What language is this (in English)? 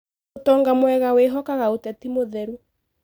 Kikuyu